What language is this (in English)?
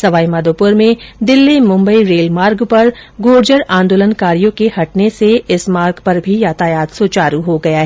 Hindi